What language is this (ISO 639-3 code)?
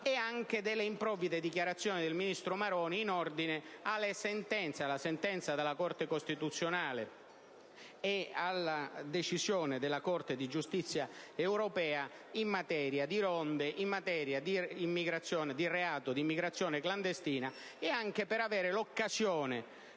ita